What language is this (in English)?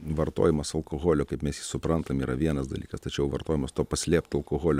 Lithuanian